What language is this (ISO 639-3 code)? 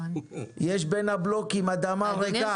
heb